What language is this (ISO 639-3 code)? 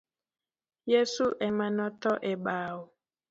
luo